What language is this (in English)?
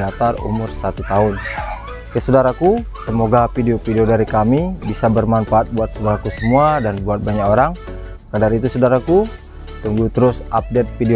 Indonesian